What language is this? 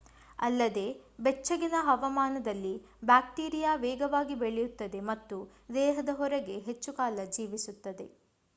Kannada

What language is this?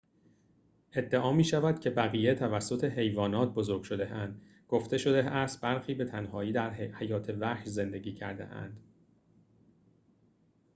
Persian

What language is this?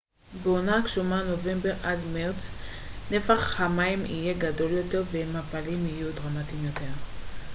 Hebrew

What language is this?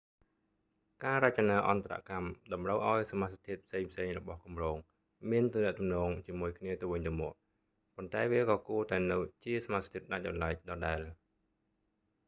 Khmer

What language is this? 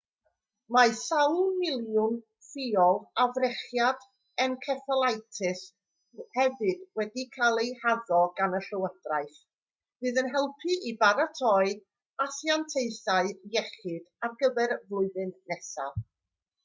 Welsh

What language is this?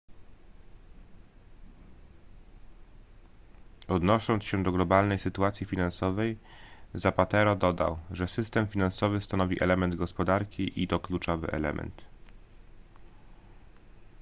Polish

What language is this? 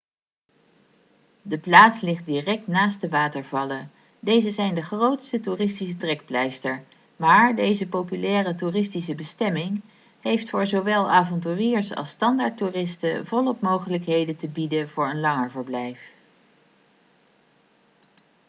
Dutch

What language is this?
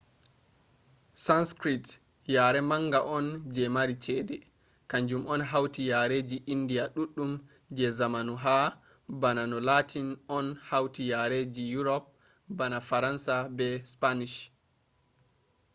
Fula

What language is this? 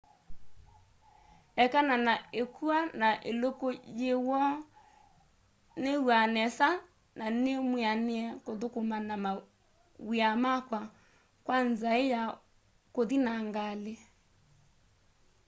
Kamba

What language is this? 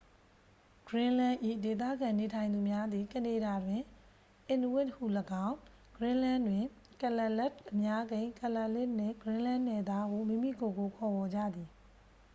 Burmese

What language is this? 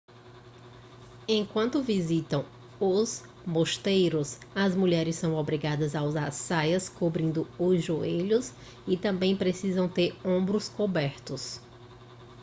Portuguese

